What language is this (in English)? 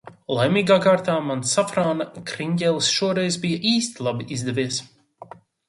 Latvian